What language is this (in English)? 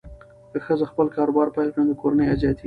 Pashto